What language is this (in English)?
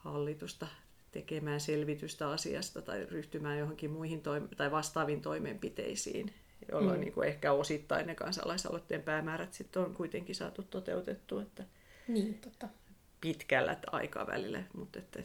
Finnish